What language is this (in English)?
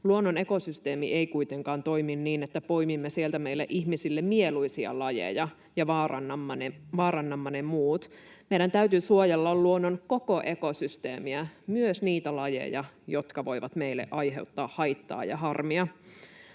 Finnish